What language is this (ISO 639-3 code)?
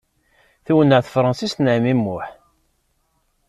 kab